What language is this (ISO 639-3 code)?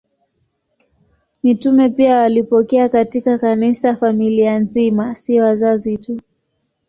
swa